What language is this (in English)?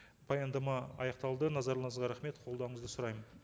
Kazakh